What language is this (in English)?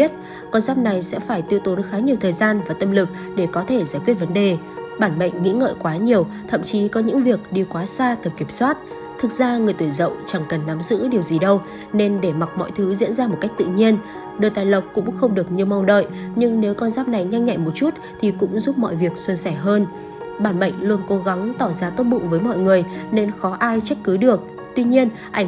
Vietnamese